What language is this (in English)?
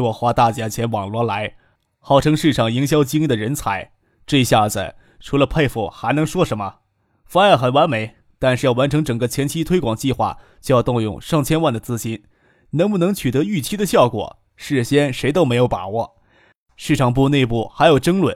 Chinese